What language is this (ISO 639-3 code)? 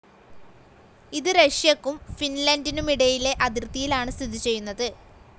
mal